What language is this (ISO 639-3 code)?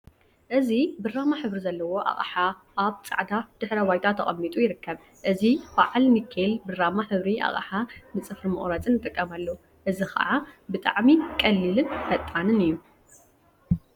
tir